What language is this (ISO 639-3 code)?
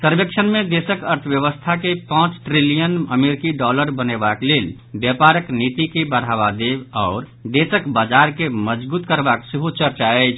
mai